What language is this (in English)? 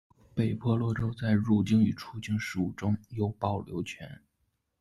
Chinese